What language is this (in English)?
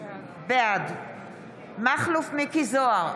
Hebrew